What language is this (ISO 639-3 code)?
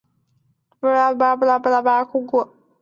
zho